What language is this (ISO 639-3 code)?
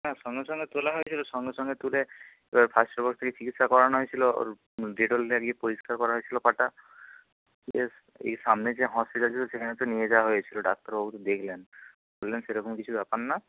ben